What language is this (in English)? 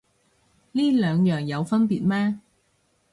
Cantonese